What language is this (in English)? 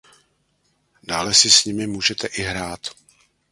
Czech